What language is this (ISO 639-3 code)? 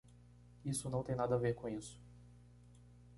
por